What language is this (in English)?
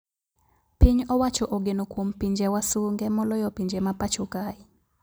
Luo (Kenya and Tanzania)